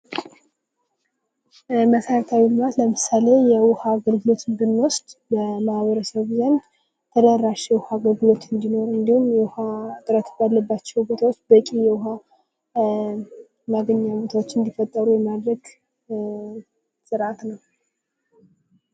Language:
Amharic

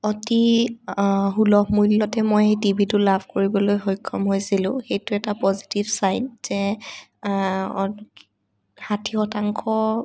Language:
Assamese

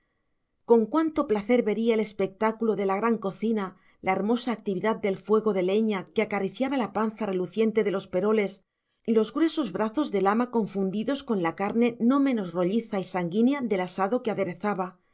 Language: Spanish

